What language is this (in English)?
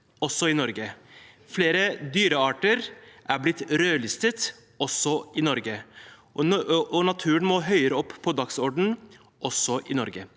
Norwegian